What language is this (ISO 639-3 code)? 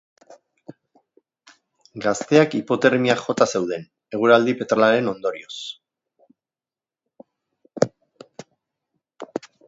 eus